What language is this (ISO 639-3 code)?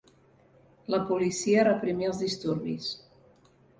cat